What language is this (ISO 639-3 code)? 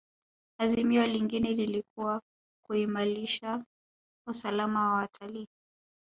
swa